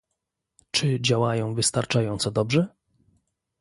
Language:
Polish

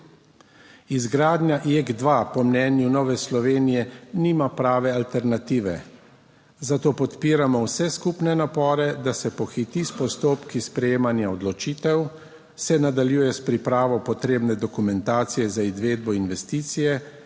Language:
Slovenian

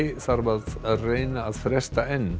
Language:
Icelandic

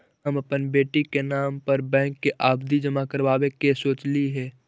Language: Magahi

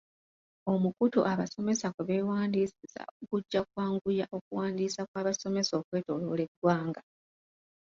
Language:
Ganda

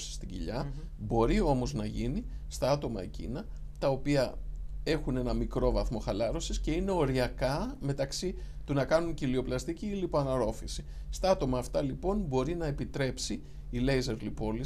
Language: Greek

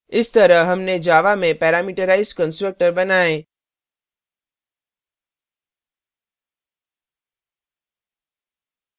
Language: Hindi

